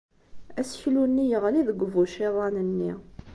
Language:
Kabyle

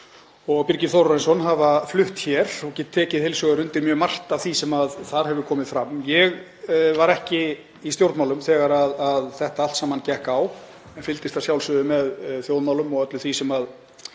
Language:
Icelandic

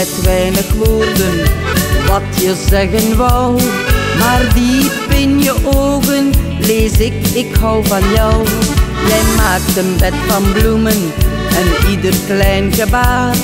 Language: Dutch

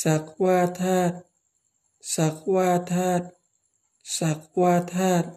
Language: Thai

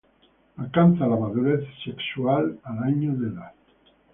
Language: Spanish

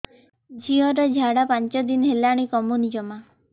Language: Odia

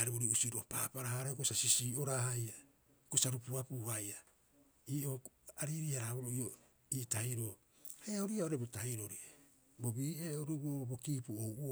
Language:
Rapoisi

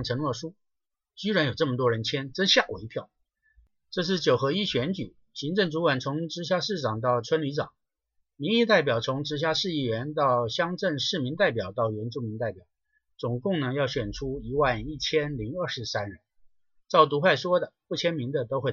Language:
Chinese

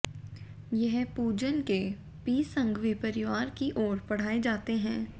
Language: Hindi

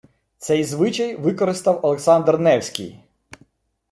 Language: Ukrainian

